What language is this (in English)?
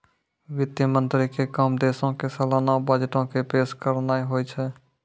Maithili